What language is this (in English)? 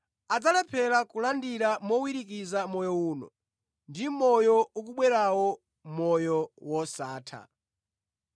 Nyanja